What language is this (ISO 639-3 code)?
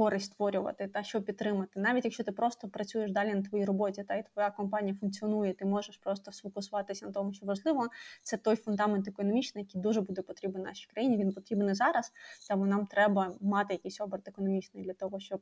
ukr